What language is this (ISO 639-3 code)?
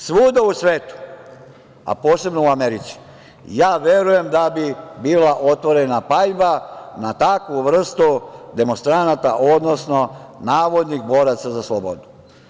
srp